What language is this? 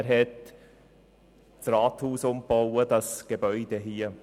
Swiss German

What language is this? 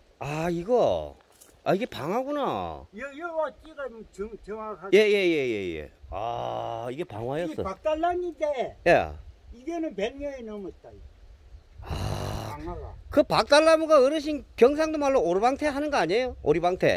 Korean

